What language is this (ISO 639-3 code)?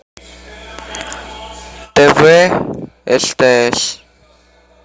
rus